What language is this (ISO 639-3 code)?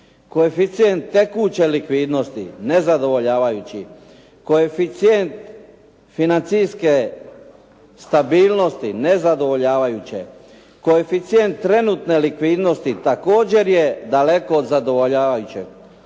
hrv